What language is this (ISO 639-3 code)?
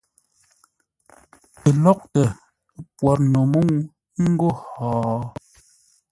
nla